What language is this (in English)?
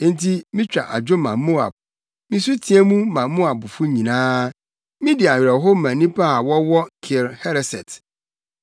Akan